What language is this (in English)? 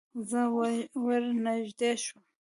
Pashto